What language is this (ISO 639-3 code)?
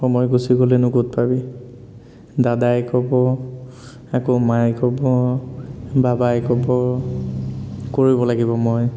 asm